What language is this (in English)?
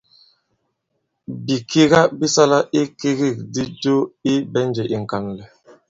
Bankon